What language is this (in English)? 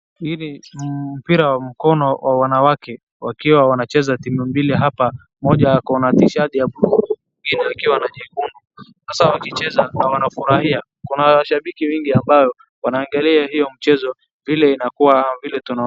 Swahili